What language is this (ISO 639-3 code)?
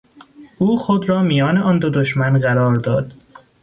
fas